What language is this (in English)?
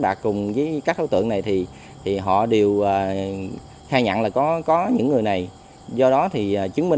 Vietnamese